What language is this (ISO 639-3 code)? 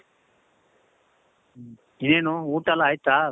kan